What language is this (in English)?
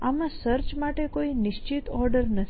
Gujarati